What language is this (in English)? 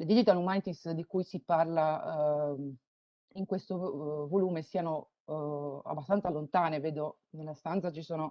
Italian